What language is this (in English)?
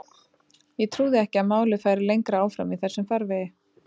Icelandic